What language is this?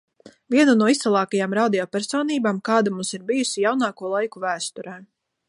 Latvian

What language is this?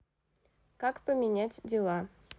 Russian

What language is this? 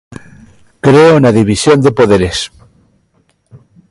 Galician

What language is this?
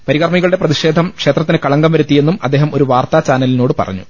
Malayalam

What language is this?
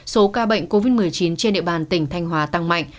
Vietnamese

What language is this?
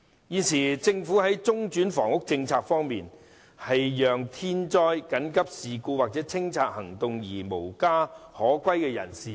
Cantonese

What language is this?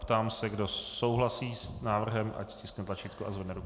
Czech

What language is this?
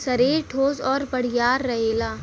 Bhojpuri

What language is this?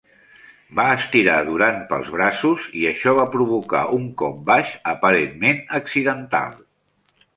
Catalan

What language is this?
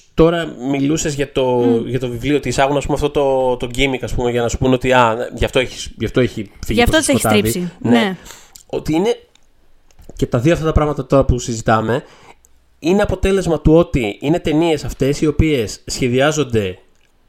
Greek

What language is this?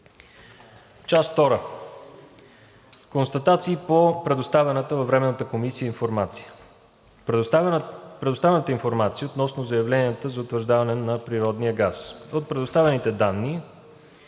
Bulgarian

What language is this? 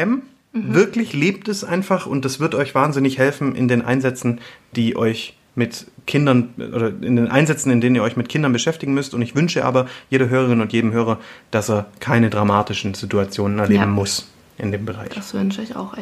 German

